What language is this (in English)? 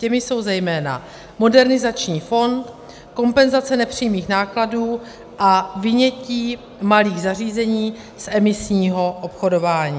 Czech